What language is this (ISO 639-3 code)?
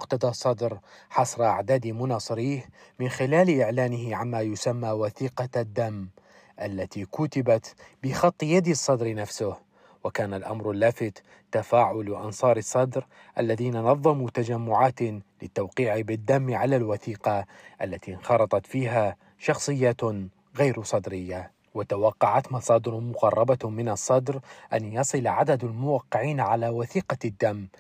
ara